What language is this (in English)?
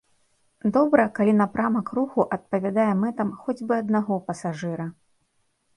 Belarusian